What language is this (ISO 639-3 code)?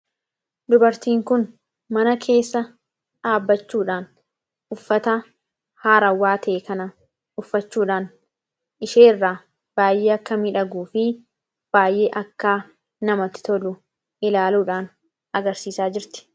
orm